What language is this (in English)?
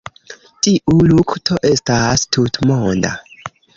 Esperanto